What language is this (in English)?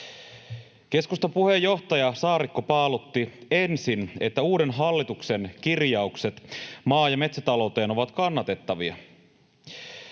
Finnish